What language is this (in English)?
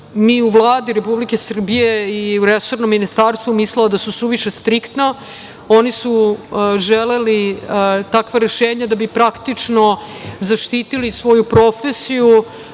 Serbian